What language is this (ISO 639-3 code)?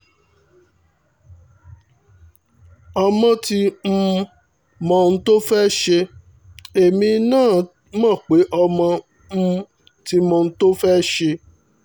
yor